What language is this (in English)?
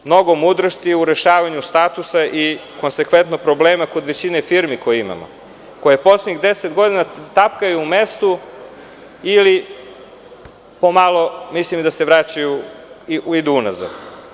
Serbian